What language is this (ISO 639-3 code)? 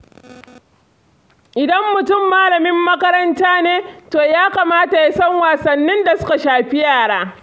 hau